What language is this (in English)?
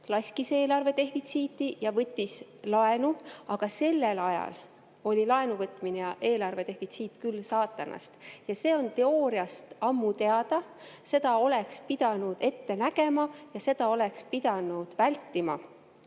Estonian